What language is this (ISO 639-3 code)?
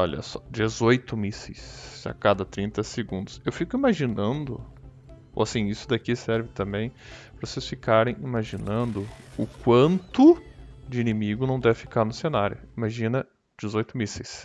por